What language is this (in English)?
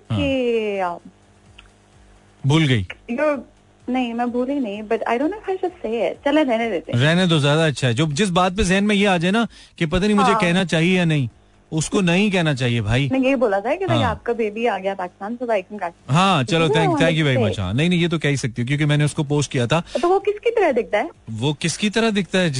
Hindi